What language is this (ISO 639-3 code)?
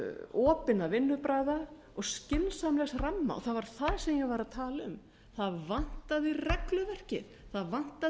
isl